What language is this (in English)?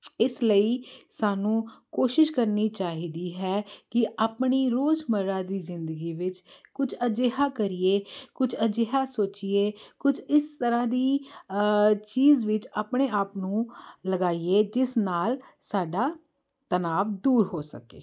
Punjabi